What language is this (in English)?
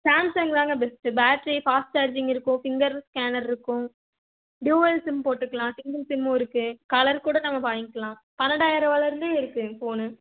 Tamil